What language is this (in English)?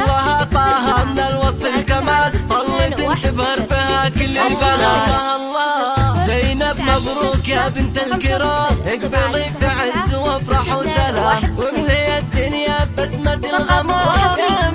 Arabic